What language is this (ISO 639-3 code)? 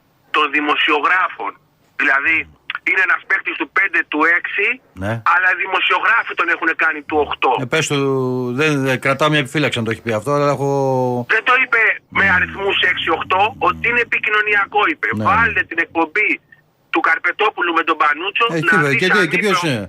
ell